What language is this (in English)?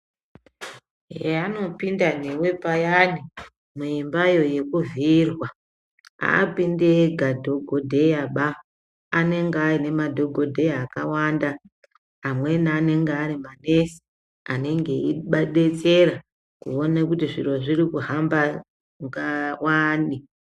Ndau